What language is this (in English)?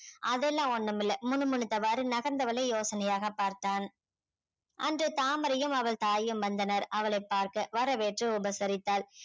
Tamil